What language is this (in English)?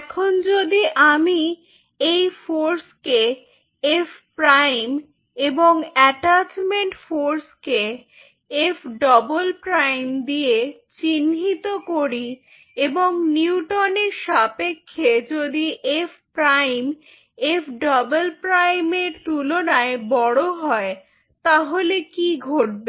Bangla